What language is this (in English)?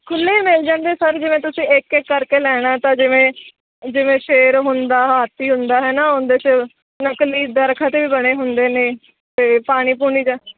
Punjabi